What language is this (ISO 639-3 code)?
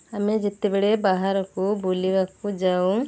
ori